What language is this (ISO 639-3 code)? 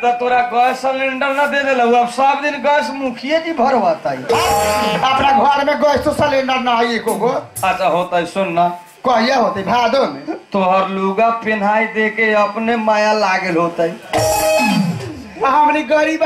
hin